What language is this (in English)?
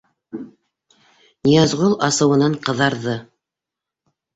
Bashkir